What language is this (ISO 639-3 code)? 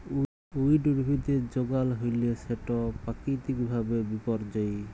ben